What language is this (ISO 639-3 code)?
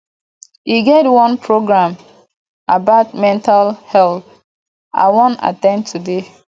pcm